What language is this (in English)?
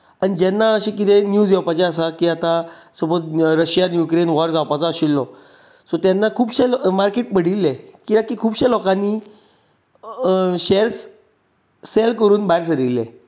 Konkani